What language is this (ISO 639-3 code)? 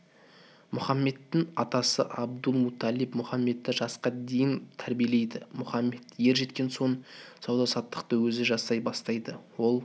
kaz